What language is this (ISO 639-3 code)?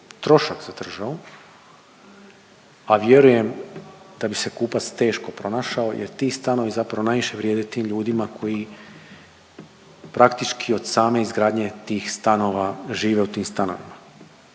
hrv